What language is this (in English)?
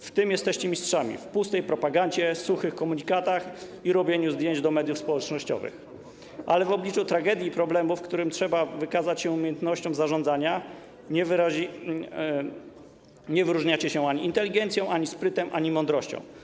Polish